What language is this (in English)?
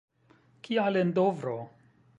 Esperanto